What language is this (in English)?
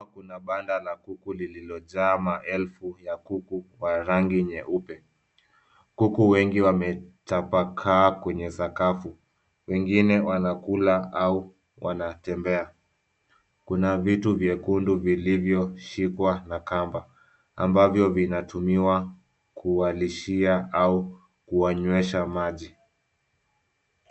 Swahili